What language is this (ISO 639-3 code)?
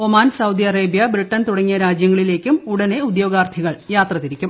mal